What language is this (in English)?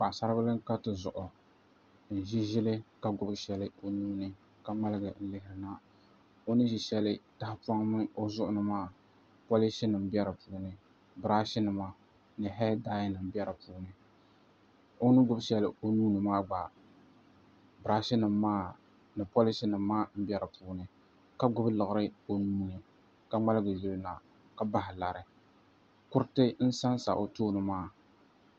Dagbani